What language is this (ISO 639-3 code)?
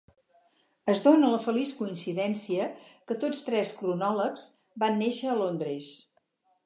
cat